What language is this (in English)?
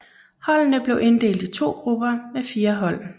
Danish